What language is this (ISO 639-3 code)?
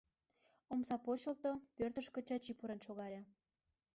chm